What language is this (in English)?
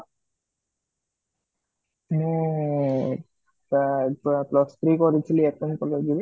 Odia